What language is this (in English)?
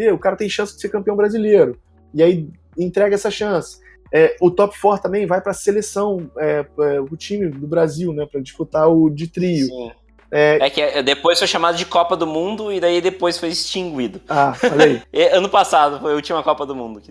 Portuguese